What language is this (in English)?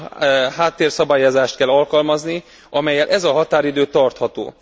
Hungarian